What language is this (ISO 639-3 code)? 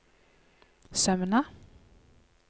nor